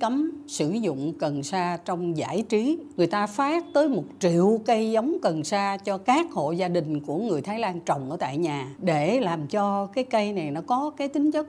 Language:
Vietnamese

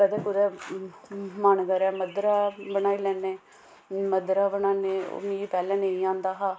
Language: Dogri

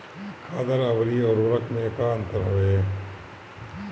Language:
Bhojpuri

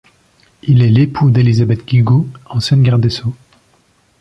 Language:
French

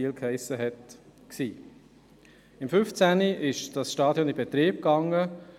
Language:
Swiss German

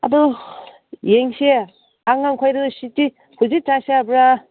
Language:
Manipuri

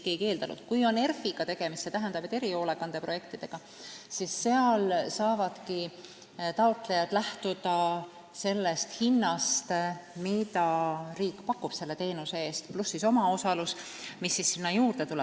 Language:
Estonian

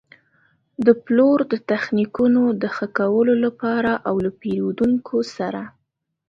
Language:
Pashto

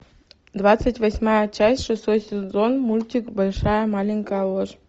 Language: Russian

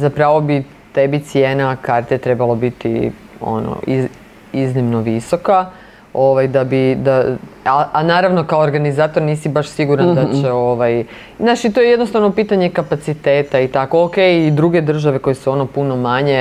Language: Croatian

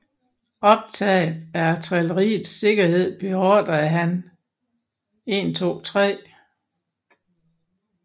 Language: Danish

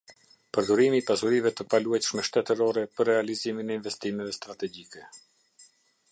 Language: Albanian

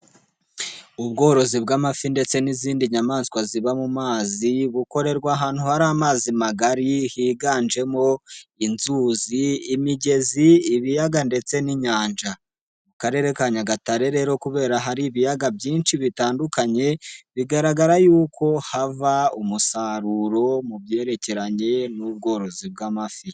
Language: Kinyarwanda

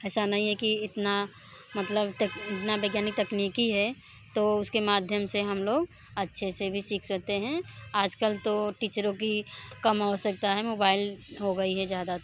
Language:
Hindi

